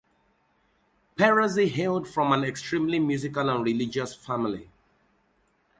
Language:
English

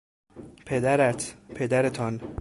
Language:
Persian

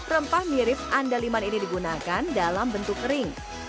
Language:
Indonesian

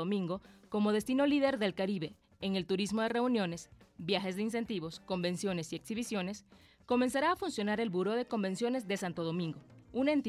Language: Spanish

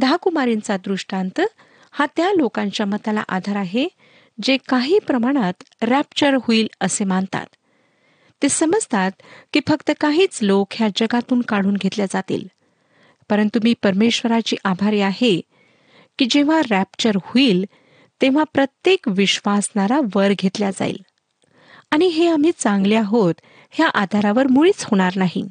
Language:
Marathi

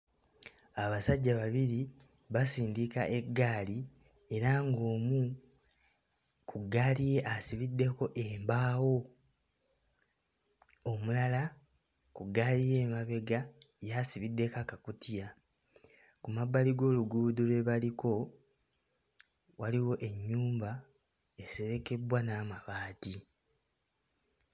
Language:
Ganda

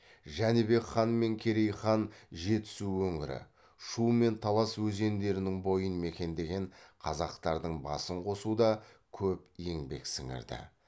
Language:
Kazakh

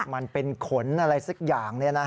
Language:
Thai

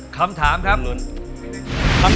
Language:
Thai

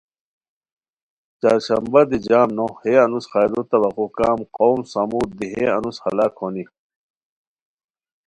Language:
Khowar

